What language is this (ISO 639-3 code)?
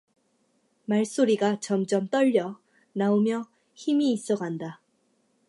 kor